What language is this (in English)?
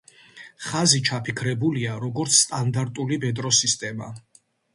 Georgian